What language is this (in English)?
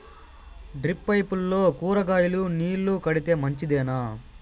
Telugu